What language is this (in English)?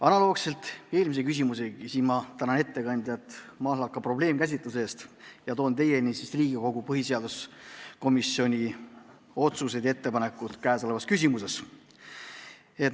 Estonian